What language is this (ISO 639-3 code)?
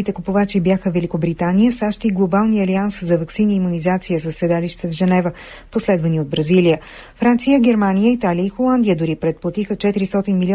bul